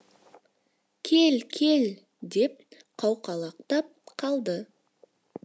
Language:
Kazakh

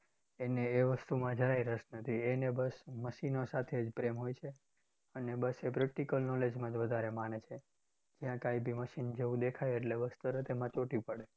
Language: Gujarati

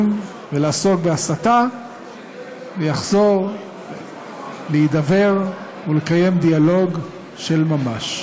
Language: Hebrew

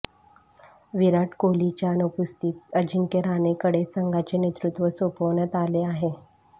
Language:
Marathi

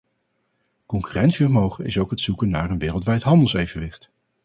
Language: Dutch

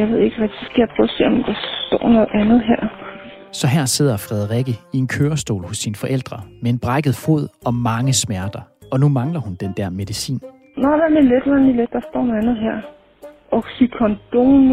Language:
Danish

